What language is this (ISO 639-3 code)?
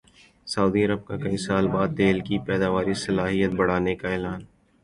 urd